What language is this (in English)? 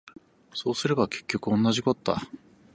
Japanese